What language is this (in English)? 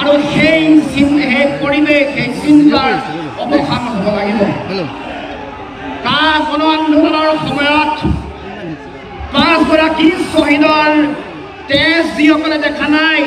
Romanian